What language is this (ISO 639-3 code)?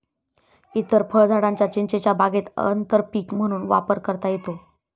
mar